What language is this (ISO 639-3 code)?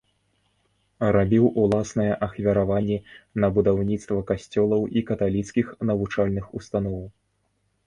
bel